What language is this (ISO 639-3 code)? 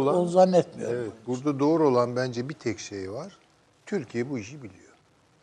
tur